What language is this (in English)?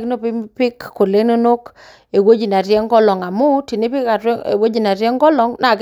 Masai